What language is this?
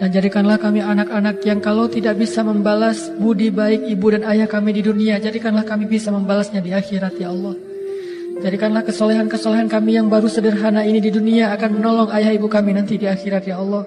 Indonesian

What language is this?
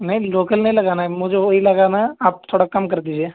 Urdu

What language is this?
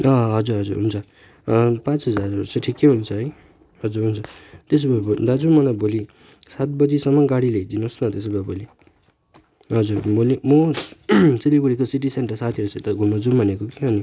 Nepali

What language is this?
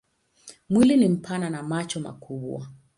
Swahili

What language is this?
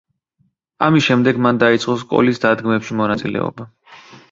Georgian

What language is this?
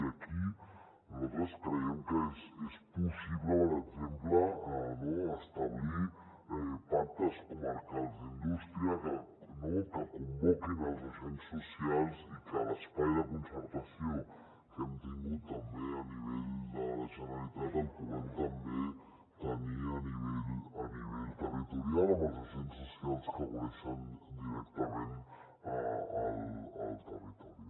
Catalan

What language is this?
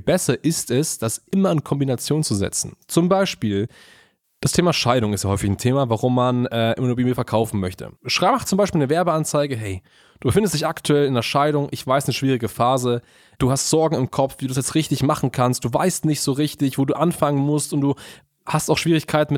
German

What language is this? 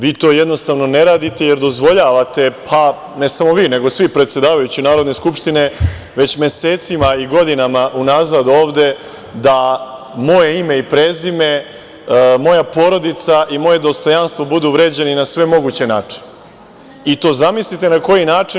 Serbian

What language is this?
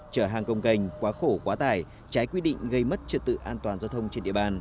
Vietnamese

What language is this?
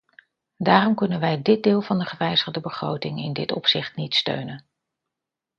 Dutch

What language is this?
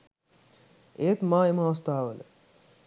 Sinhala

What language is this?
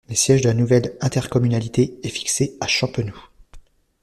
French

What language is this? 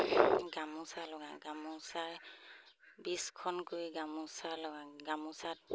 Assamese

